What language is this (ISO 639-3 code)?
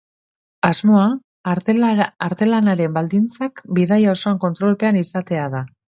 eus